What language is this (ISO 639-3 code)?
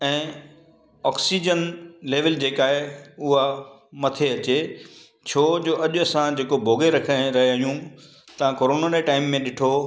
snd